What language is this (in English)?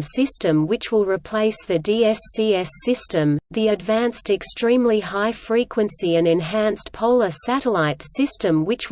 English